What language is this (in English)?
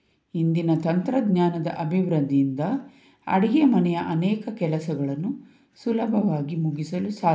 Kannada